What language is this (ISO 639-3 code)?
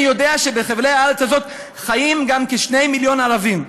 heb